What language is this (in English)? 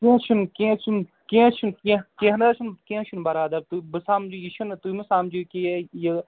Kashmiri